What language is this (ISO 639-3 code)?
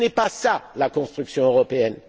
fra